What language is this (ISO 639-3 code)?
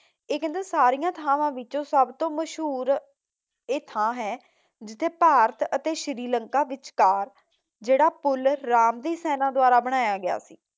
pan